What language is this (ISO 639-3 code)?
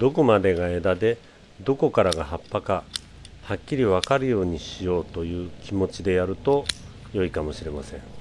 jpn